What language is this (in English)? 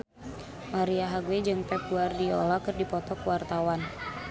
Sundanese